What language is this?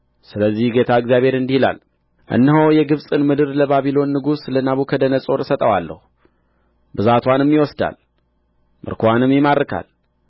Amharic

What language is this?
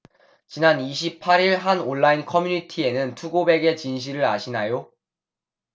Korean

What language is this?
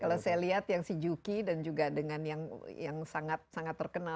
Indonesian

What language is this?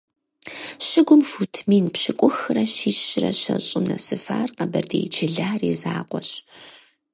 Kabardian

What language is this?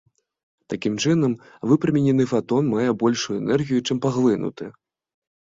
Belarusian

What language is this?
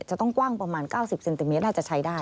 Thai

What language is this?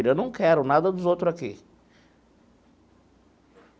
Portuguese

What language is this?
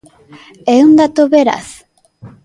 Galician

